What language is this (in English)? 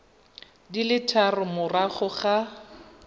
Tswana